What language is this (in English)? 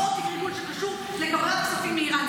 Hebrew